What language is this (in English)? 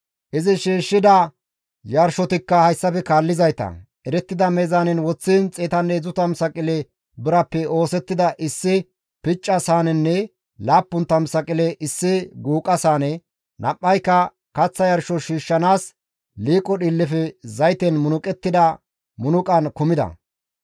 Gamo